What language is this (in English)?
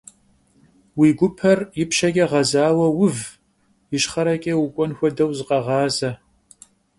Kabardian